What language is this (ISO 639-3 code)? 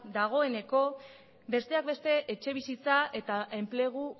eus